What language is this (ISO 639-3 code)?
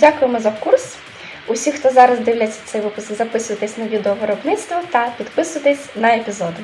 ukr